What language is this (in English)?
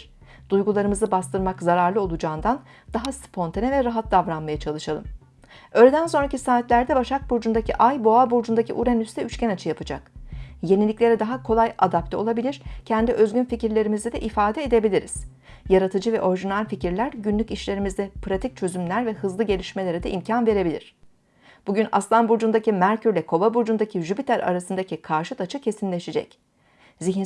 Turkish